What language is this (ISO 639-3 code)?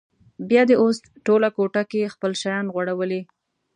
pus